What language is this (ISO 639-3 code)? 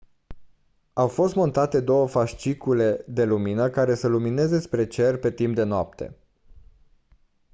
ron